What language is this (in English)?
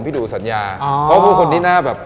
Thai